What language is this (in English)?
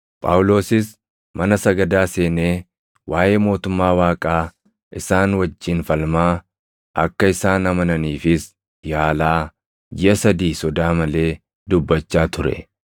Oromo